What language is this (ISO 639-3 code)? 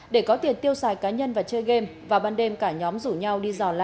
vie